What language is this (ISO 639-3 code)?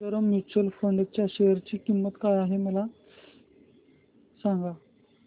mar